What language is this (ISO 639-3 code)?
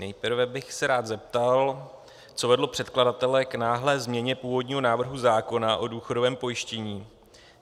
ces